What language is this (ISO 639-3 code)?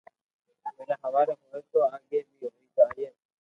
lrk